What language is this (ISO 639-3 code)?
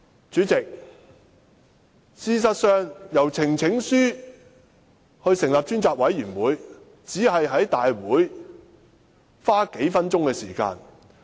yue